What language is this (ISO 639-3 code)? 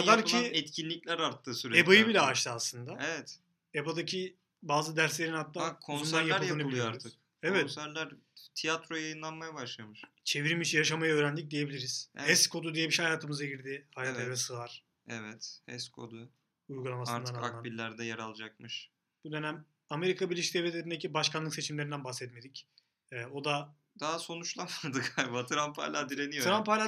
tur